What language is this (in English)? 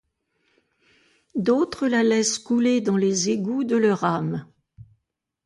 French